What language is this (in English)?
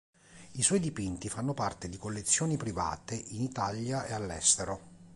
Italian